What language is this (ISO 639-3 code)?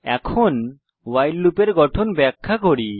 ben